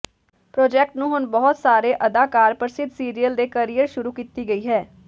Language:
Punjabi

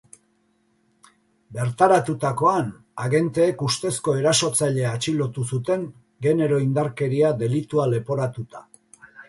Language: Basque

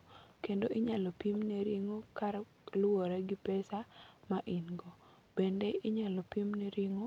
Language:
Luo (Kenya and Tanzania)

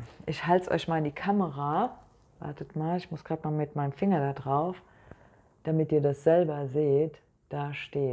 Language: German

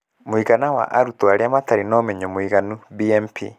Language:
Kikuyu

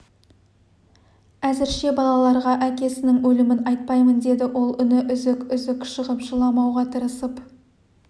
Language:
Kazakh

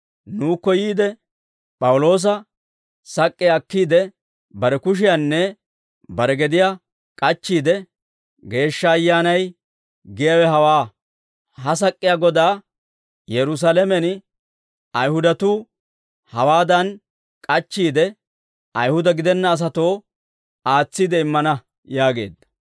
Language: Dawro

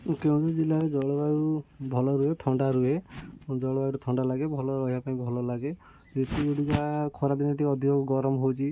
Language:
Odia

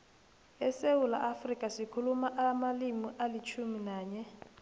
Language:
South Ndebele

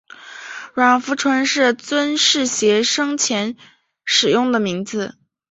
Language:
Chinese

